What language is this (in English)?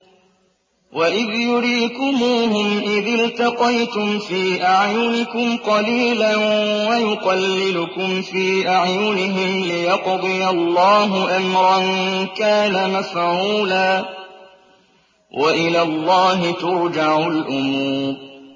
Arabic